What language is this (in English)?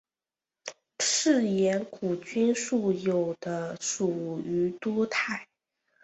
Chinese